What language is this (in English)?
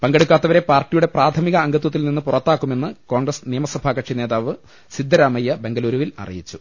Malayalam